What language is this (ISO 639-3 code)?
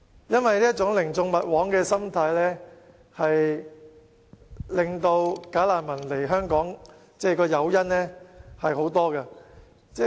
yue